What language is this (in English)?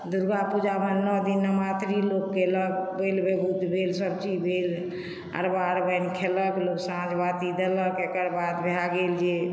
Maithili